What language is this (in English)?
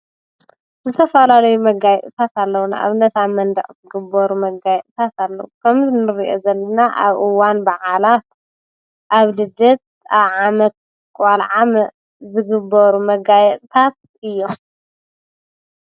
Tigrinya